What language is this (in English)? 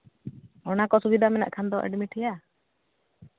Santali